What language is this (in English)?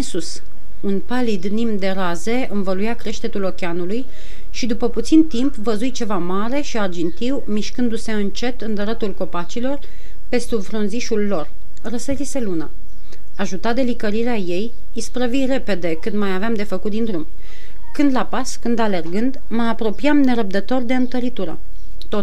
Romanian